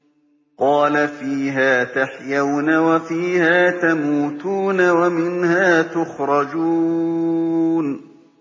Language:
Arabic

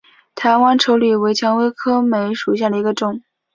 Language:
Chinese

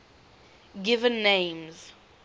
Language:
English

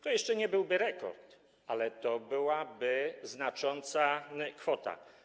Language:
Polish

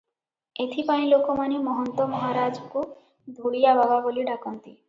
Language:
Odia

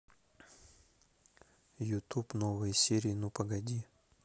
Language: Russian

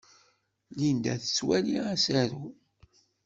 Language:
Kabyle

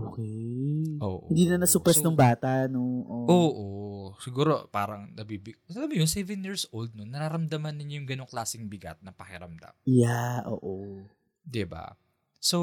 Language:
Filipino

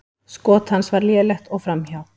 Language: Icelandic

